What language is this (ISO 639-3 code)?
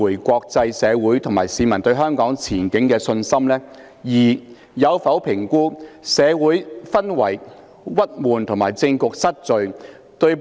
yue